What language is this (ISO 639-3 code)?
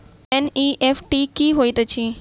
mai